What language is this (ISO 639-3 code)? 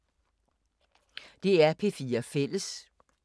dan